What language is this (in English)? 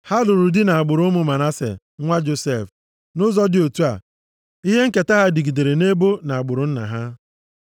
Igbo